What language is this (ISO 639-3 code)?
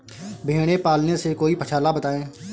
hin